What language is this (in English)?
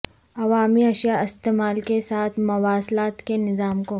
Urdu